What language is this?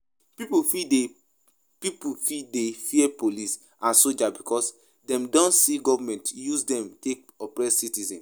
Nigerian Pidgin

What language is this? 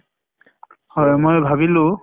Assamese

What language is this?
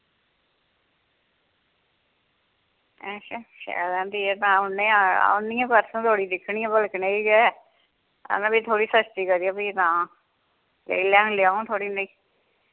Dogri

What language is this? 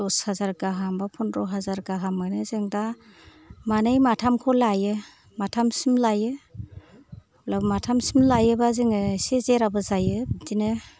Bodo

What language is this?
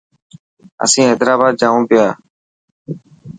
Dhatki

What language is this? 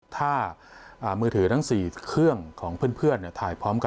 Thai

